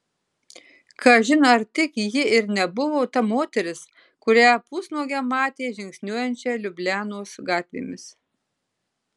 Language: Lithuanian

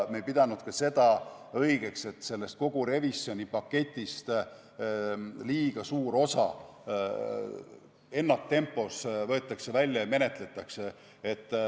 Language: Estonian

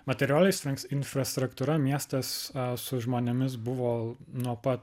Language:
Lithuanian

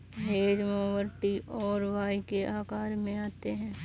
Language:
Hindi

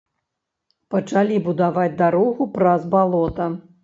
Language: Belarusian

